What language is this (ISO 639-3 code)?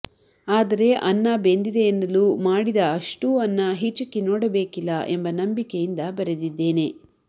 kan